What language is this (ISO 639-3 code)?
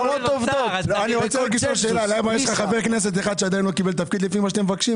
heb